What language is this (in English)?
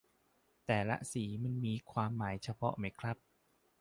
Thai